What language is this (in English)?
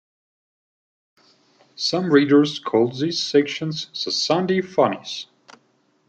English